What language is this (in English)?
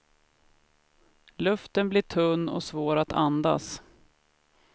Swedish